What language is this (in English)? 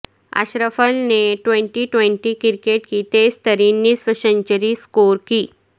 Urdu